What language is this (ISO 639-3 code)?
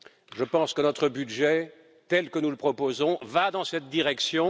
fra